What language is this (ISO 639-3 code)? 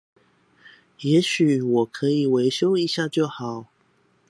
zho